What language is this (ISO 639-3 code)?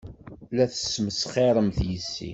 kab